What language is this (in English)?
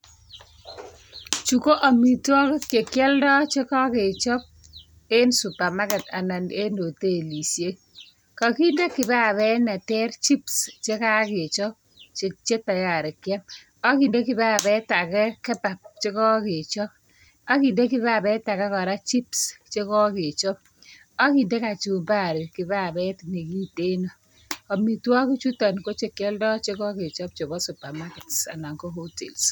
Kalenjin